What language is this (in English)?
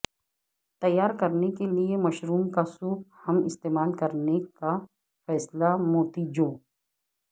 Urdu